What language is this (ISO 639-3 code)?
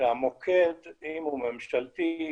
heb